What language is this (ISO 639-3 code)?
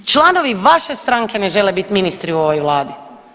hrv